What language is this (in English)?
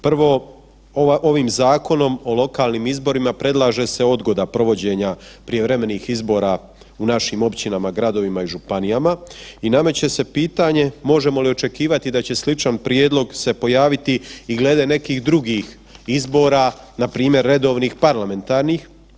Croatian